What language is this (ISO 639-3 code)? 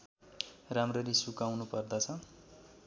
nep